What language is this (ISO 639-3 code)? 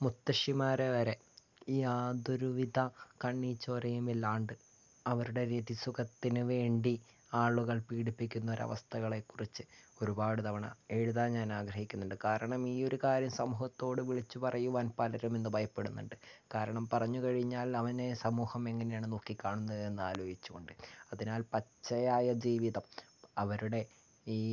mal